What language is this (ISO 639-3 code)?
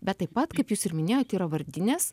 lit